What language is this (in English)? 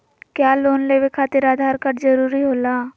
Magahi